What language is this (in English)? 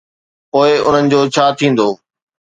Sindhi